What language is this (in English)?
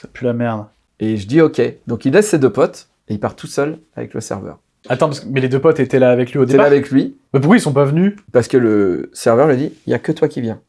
French